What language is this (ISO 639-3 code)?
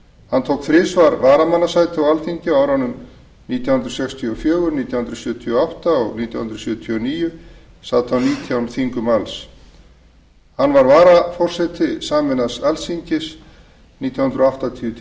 isl